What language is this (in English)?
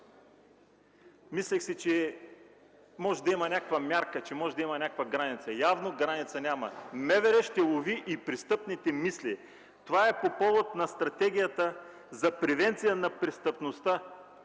Bulgarian